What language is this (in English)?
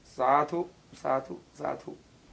Thai